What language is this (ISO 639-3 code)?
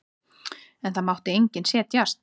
isl